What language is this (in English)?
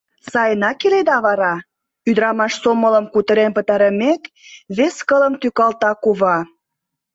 Mari